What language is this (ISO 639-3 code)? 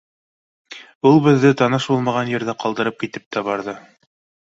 bak